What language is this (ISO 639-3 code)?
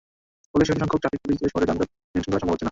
ben